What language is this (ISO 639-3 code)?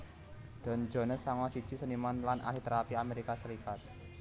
jav